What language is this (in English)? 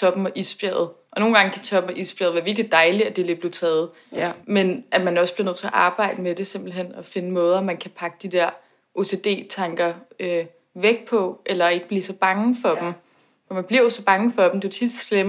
Danish